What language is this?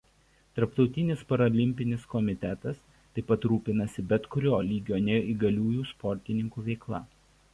Lithuanian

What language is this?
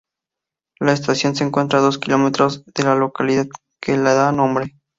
Spanish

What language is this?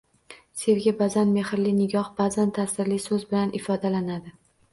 Uzbek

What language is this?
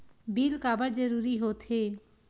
Chhattisgarhi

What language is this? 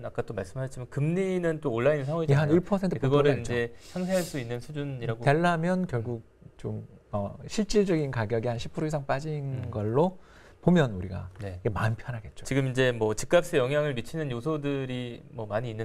Korean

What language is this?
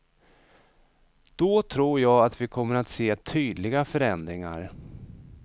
Swedish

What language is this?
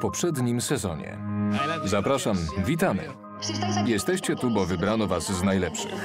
Polish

